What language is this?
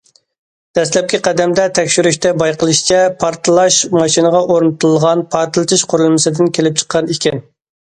Uyghur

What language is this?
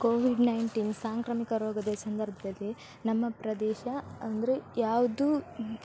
Kannada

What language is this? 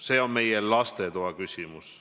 Estonian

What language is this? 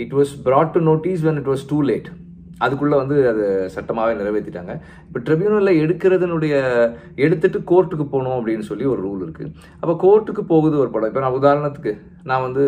Tamil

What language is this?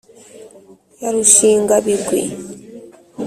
Kinyarwanda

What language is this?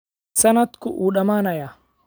Somali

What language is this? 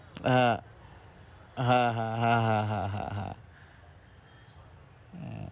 Bangla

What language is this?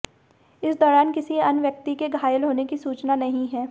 Hindi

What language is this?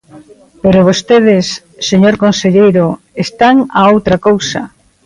Galician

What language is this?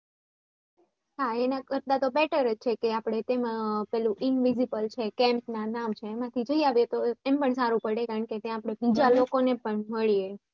Gujarati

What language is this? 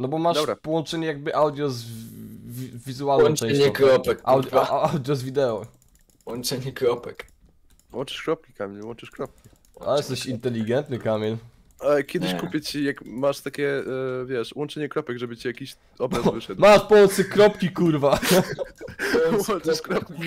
Polish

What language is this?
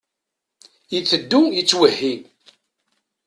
Kabyle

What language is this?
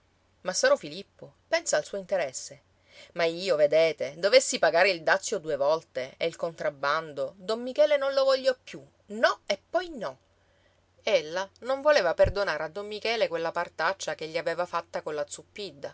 Italian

